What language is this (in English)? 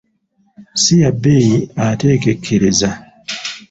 Ganda